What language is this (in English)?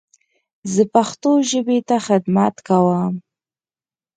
Pashto